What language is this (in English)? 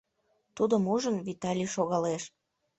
Mari